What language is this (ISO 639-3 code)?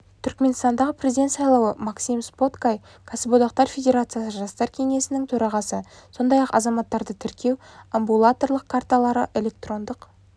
kaz